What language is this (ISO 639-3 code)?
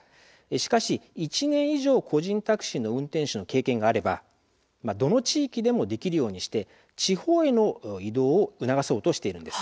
jpn